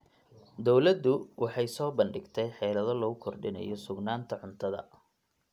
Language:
Somali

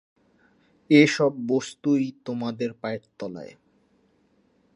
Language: Bangla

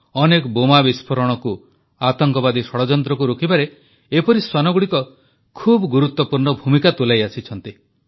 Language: Odia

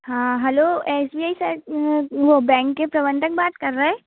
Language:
Hindi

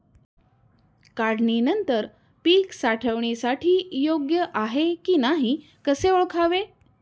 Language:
Marathi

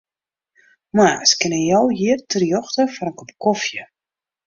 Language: Western Frisian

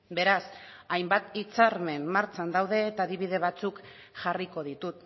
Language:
Basque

